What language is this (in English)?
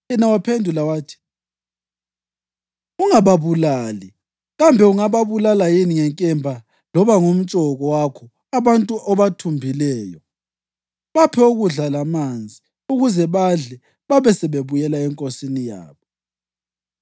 North Ndebele